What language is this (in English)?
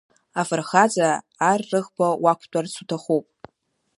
Abkhazian